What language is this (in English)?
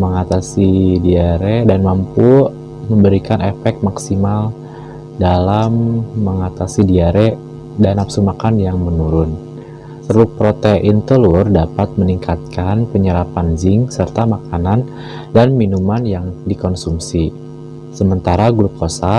Indonesian